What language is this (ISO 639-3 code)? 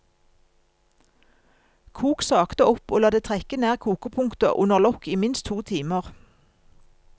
nor